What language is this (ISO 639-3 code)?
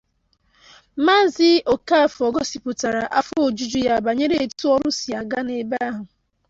ibo